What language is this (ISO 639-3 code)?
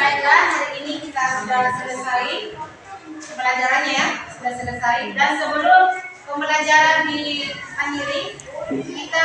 ind